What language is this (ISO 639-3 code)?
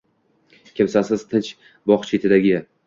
uzb